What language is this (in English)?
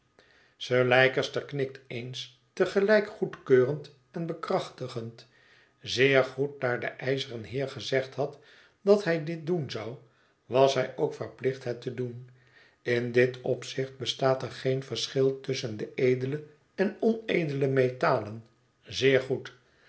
Dutch